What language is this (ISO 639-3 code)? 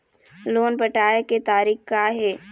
hne